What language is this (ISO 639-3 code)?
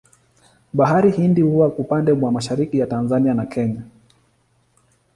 swa